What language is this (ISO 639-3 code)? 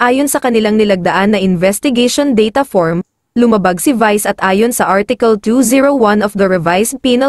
fil